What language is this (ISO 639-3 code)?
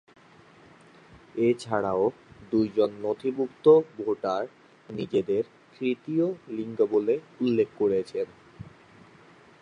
ben